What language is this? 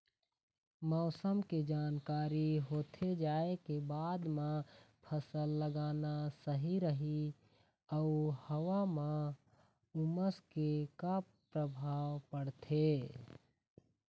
Chhattisgarhi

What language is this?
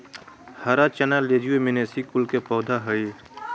Magahi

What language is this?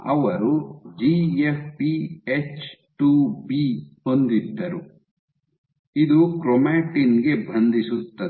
Kannada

